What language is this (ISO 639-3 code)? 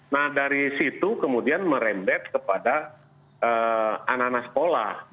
ind